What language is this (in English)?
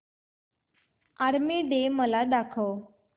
Marathi